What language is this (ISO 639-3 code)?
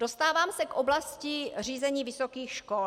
ces